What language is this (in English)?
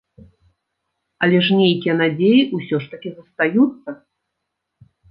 Belarusian